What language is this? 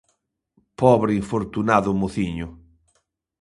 Galician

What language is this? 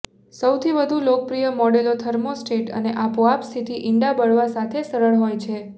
Gujarati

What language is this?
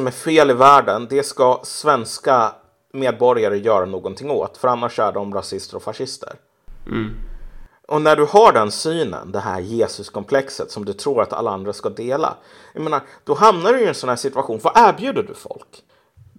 Swedish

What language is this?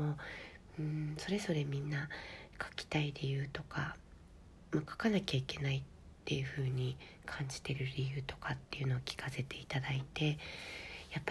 Japanese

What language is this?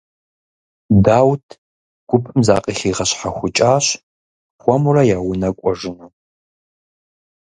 Kabardian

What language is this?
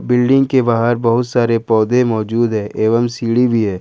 Hindi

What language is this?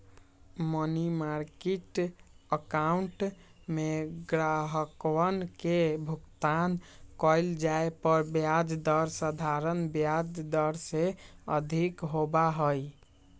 Magahi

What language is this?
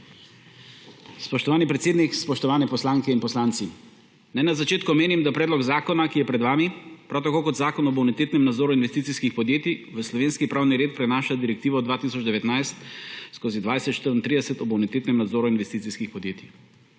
Slovenian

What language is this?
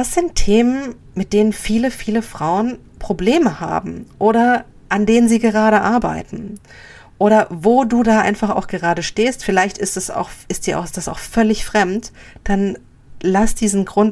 German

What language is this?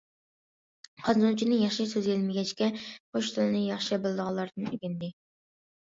Uyghur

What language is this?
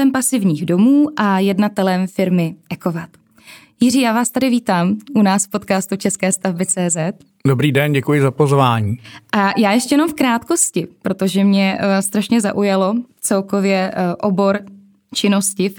Czech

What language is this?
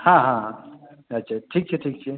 Maithili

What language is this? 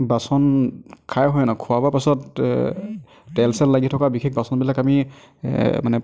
Assamese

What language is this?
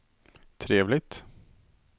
Swedish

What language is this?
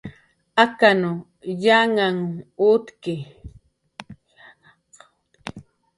Jaqaru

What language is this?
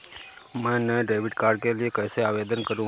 Hindi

